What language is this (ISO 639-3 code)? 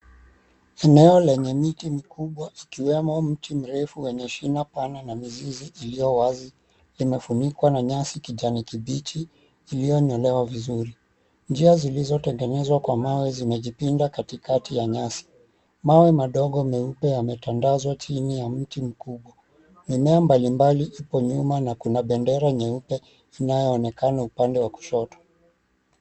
swa